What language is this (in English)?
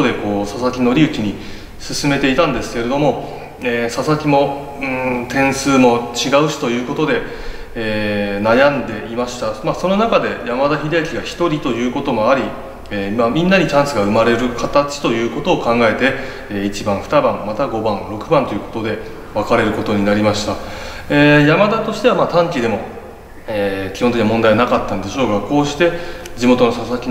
Japanese